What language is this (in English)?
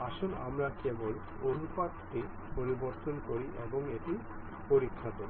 Bangla